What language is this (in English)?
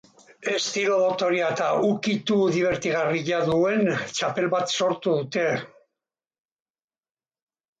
Basque